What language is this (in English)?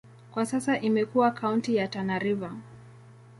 Swahili